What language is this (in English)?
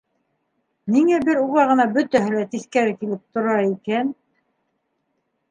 Bashkir